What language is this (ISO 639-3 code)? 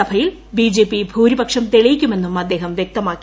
mal